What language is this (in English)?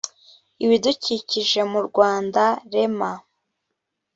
Kinyarwanda